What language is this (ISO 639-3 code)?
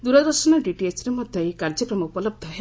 ori